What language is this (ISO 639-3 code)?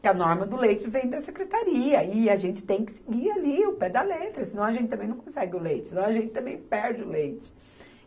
por